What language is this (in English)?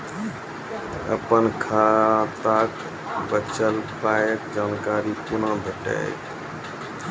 Maithili